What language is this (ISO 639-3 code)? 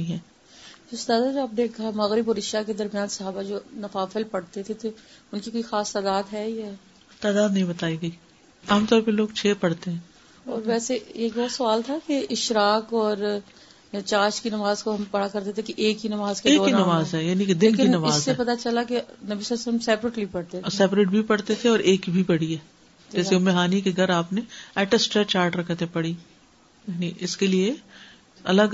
urd